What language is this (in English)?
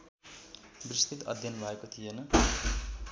Nepali